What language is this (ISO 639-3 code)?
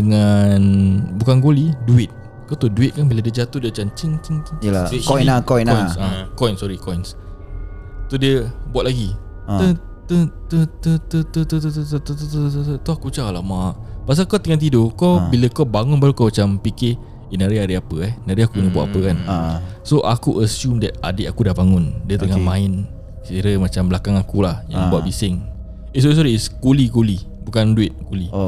msa